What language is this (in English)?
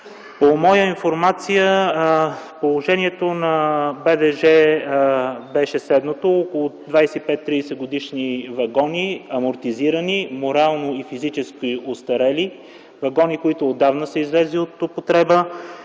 Bulgarian